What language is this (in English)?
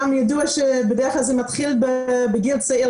Hebrew